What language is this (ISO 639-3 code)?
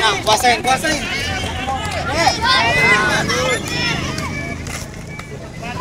ind